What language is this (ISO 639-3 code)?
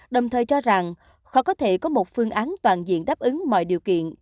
vie